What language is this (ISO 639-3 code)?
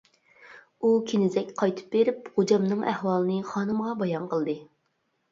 uig